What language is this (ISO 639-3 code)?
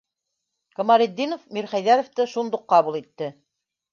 bak